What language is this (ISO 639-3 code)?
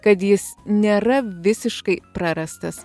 lit